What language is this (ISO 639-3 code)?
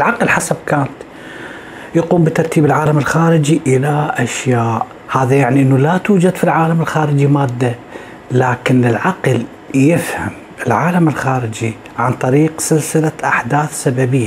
ara